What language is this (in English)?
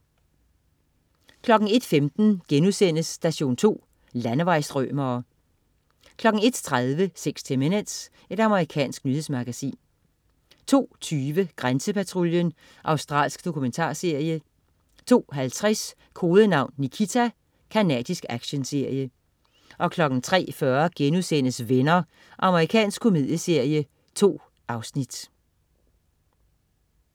Danish